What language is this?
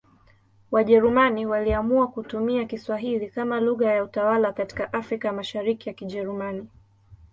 Swahili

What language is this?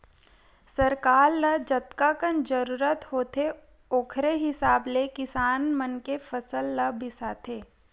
Chhattisgarhi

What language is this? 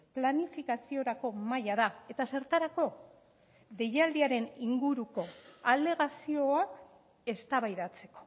Basque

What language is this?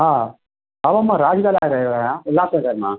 Sindhi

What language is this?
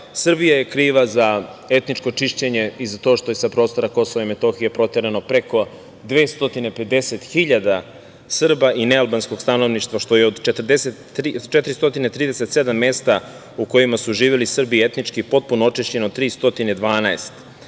Serbian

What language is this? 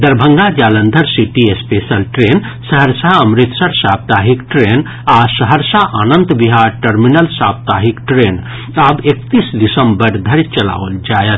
Maithili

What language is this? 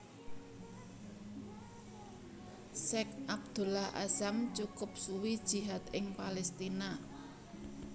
Javanese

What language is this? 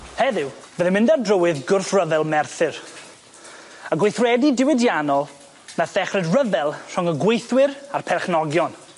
Welsh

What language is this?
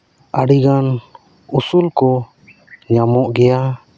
Santali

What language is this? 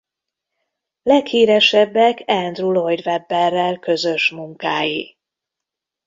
Hungarian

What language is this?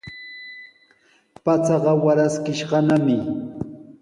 Sihuas Ancash Quechua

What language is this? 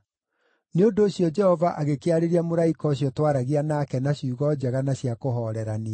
Kikuyu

